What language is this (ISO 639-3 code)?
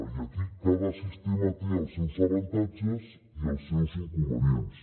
cat